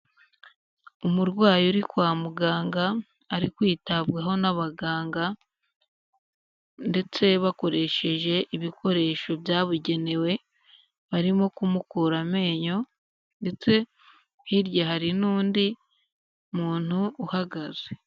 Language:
Kinyarwanda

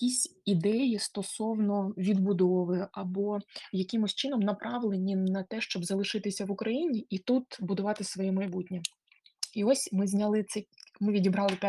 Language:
Ukrainian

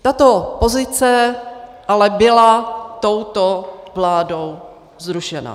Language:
Czech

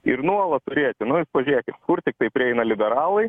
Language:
Lithuanian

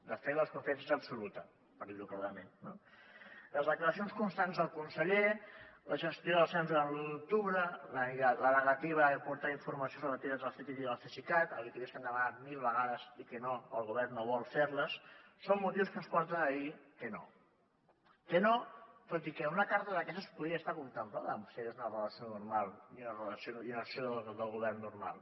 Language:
Catalan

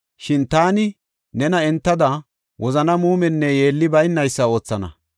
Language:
Gofa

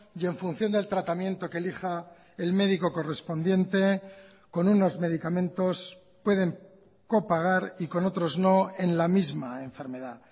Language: Spanish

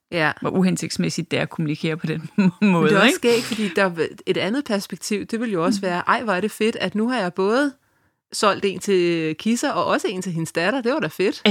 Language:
Danish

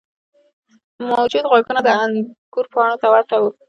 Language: Pashto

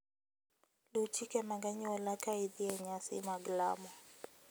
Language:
Luo (Kenya and Tanzania)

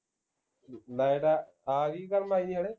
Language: Punjabi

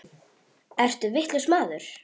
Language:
Icelandic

